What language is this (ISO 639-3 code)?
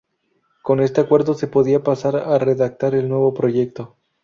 spa